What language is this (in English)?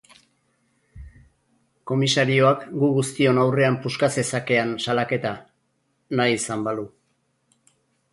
Basque